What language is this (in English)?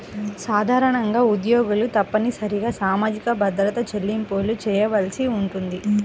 Telugu